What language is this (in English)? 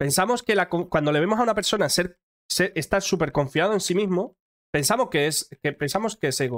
Spanish